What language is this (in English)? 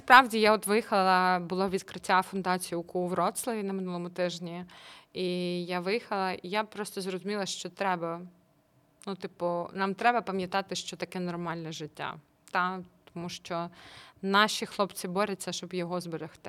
Ukrainian